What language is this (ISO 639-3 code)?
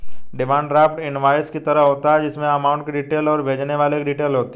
hin